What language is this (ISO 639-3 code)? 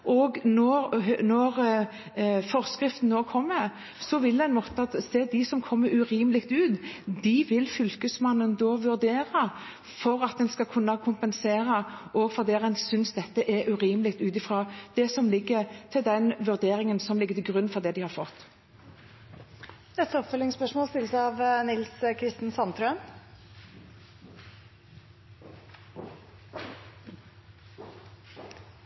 nor